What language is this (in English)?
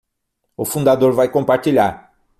Portuguese